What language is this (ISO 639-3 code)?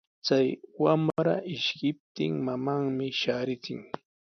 qws